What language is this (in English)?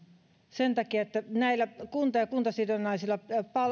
Finnish